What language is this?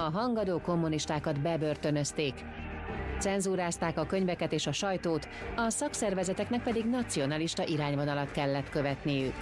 Hungarian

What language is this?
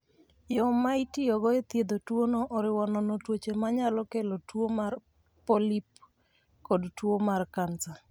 Luo (Kenya and Tanzania)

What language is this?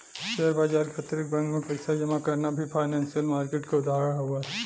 Bhojpuri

